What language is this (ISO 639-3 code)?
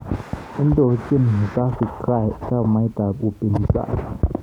kln